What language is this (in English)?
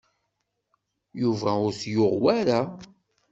Kabyle